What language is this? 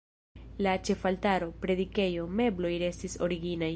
Esperanto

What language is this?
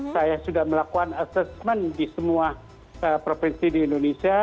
Indonesian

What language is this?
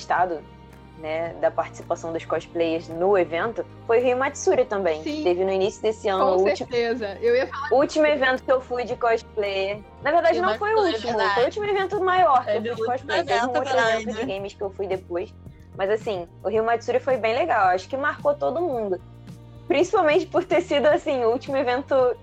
Portuguese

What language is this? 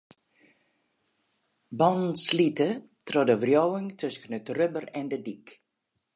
Western Frisian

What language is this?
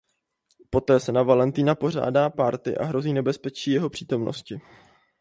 Czech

